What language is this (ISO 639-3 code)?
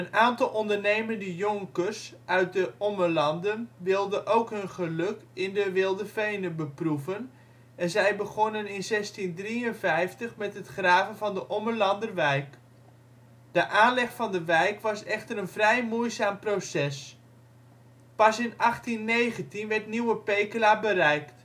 nld